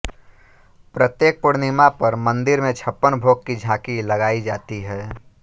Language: Hindi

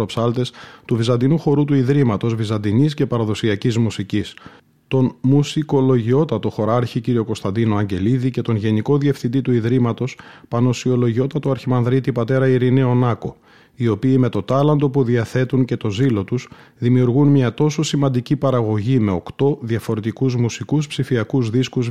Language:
Greek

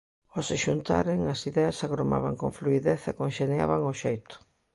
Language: Galician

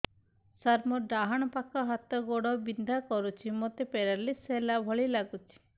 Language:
Odia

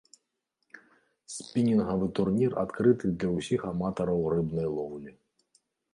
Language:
Belarusian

